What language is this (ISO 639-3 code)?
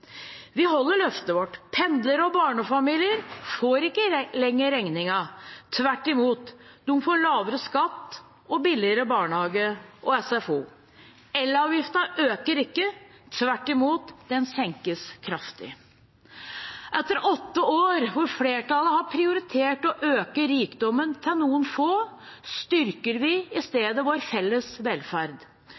nob